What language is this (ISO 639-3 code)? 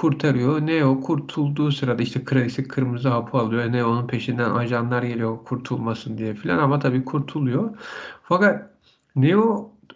tur